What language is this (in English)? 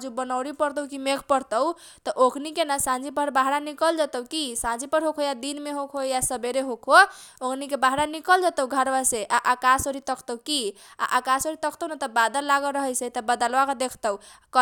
Kochila Tharu